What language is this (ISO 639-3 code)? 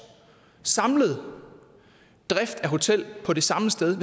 dan